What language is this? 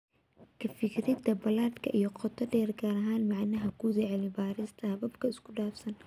Somali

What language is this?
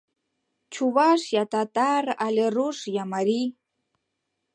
Mari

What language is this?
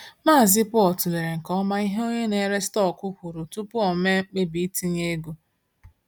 Igbo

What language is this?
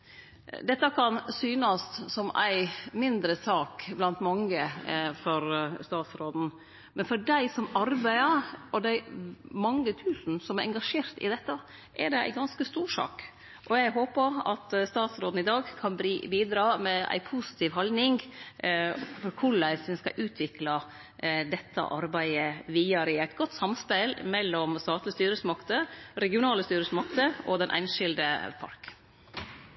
Norwegian Nynorsk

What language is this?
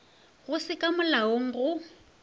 Northern Sotho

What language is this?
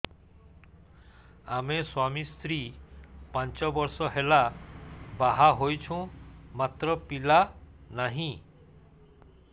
Odia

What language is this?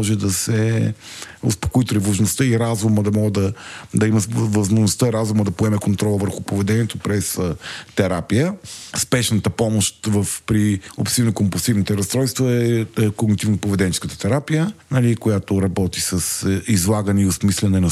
Bulgarian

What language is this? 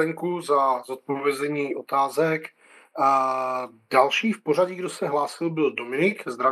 Czech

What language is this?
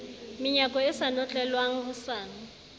Southern Sotho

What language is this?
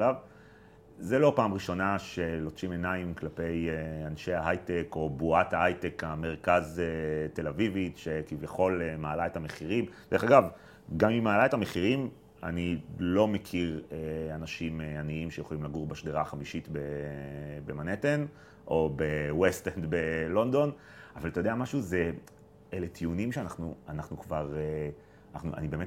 Hebrew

